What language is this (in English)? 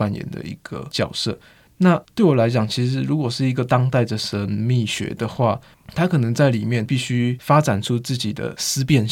Chinese